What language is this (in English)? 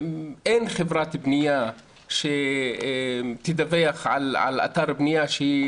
Hebrew